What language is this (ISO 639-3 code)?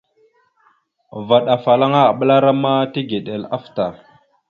mxu